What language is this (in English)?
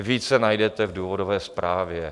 Czech